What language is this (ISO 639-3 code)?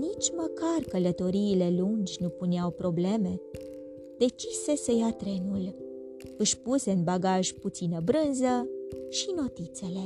ron